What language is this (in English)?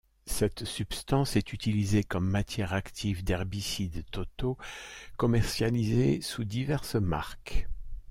French